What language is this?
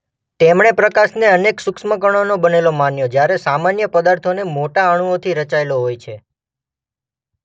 Gujarati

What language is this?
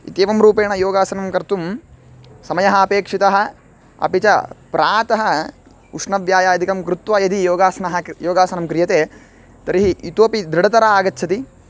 Sanskrit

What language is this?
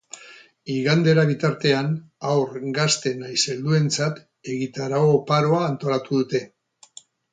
Basque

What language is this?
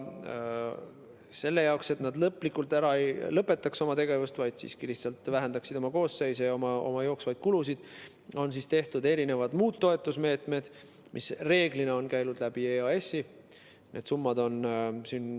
Estonian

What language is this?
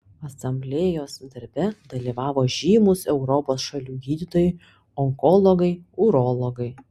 Lithuanian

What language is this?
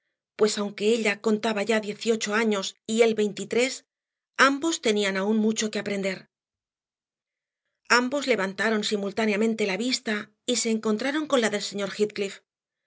Spanish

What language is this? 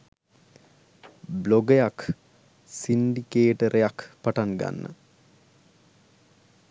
Sinhala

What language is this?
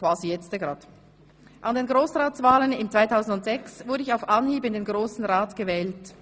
Swiss German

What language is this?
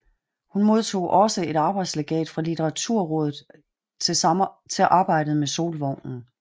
Danish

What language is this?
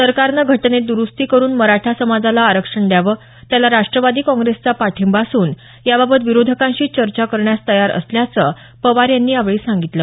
Marathi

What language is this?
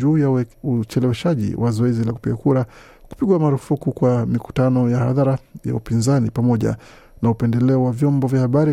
Swahili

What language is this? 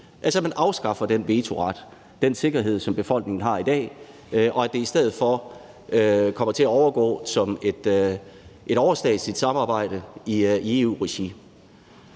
Danish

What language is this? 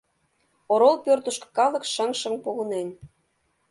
Mari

